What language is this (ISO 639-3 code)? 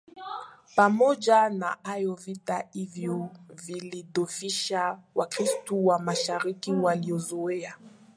swa